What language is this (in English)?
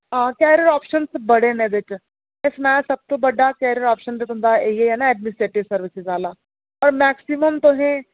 Dogri